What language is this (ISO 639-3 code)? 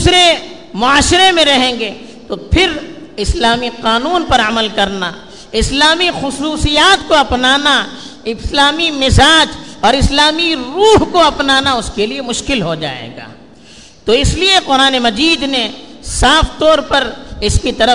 urd